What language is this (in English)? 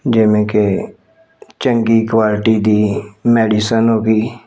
Punjabi